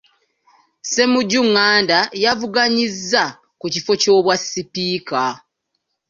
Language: Ganda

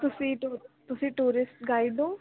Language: Punjabi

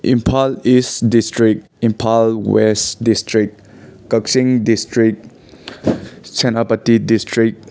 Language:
Manipuri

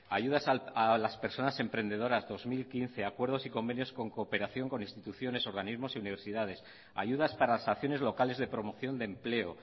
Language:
Spanish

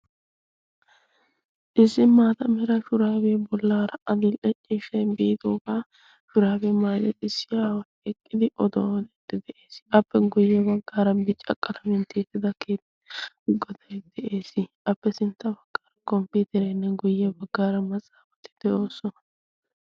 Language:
Wolaytta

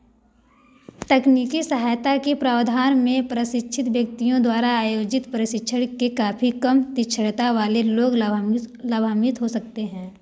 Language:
Hindi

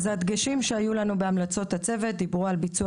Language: Hebrew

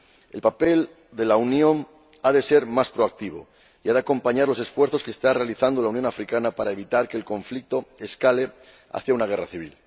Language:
Spanish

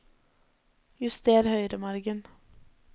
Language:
Norwegian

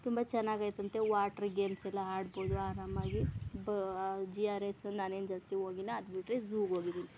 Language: Kannada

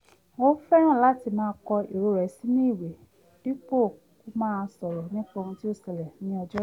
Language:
Yoruba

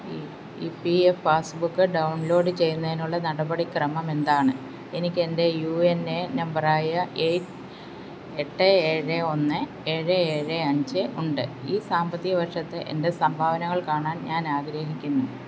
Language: Malayalam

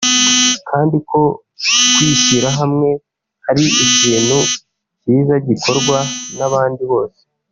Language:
Kinyarwanda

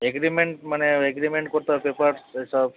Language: Bangla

